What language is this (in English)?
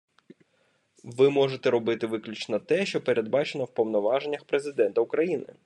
Ukrainian